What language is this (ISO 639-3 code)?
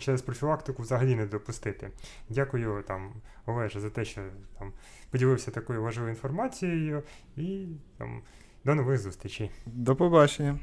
ukr